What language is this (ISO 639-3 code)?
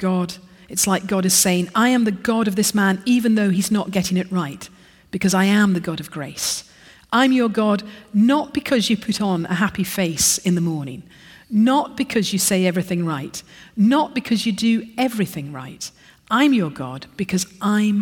eng